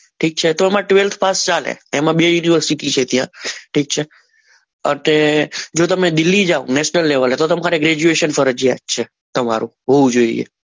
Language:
Gujarati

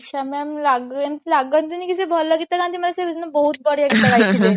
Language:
Odia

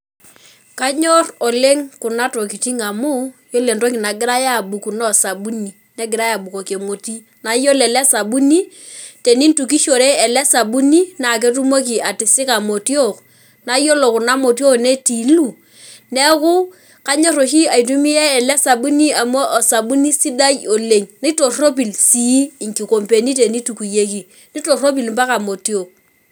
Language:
Masai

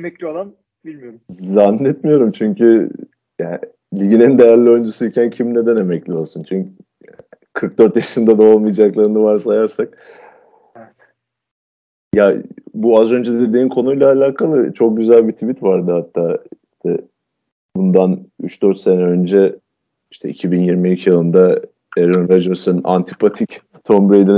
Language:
Turkish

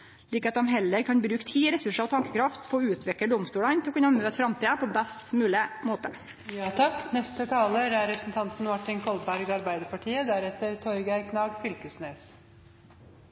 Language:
Norwegian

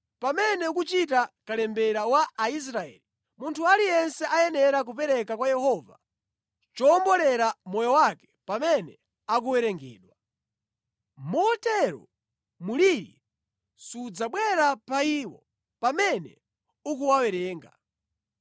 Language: Nyanja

